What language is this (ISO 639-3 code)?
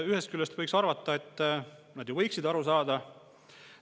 est